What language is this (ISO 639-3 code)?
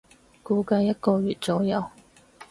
yue